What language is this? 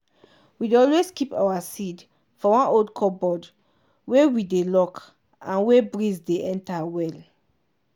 Nigerian Pidgin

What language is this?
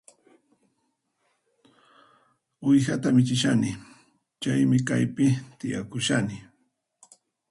Puno Quechua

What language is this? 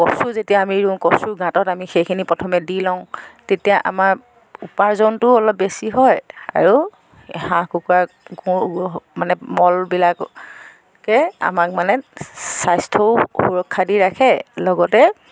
Assamese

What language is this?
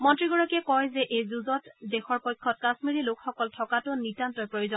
Assamese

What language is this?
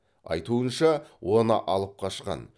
Kazakh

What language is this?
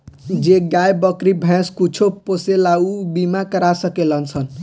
Bhojpuri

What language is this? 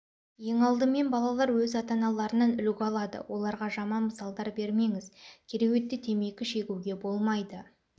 Kazakh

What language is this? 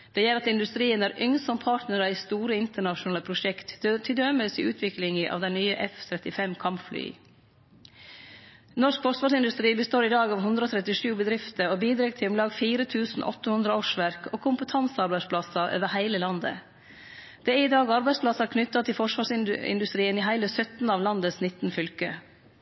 Norwegian Nynorsk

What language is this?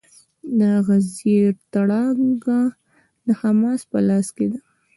Pashto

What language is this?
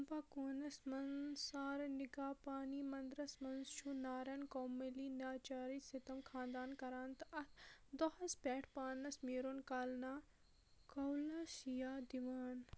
Kashmiri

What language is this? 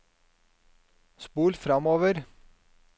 Norwegian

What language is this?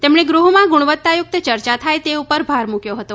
Gujarati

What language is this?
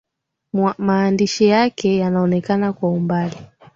Swahili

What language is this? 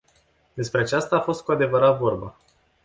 Romanian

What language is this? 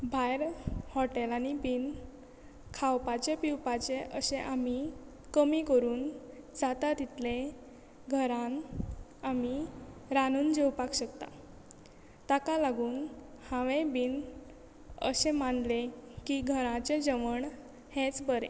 Konkani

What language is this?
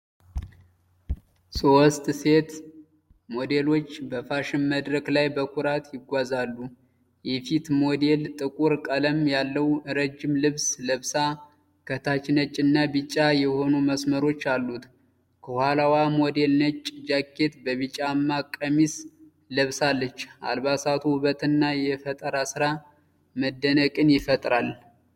Amharic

